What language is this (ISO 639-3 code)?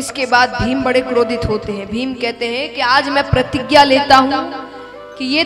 hin